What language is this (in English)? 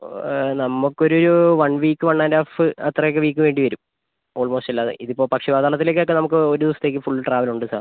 Malayalam